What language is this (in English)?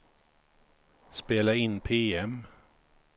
Swedish